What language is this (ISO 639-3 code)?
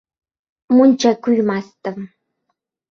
uzb